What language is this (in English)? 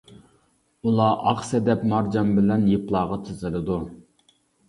Uyghur